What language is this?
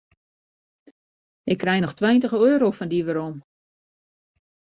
Western Frisian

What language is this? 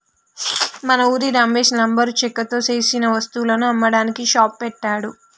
Telugu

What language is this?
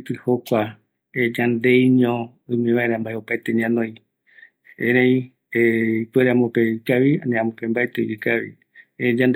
Eastern Bolivian Guaraní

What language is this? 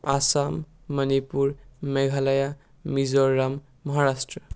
Assamese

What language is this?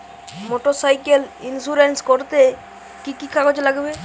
Bangla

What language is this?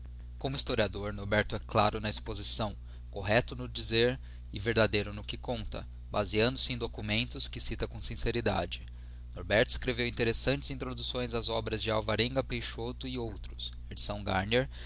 Portuguese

